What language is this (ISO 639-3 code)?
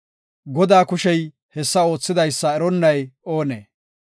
gof